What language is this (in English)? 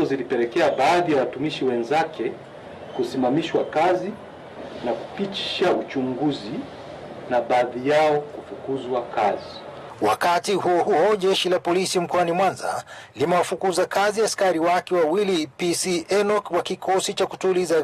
Swahili